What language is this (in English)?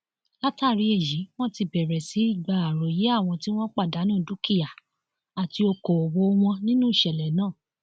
Yoruba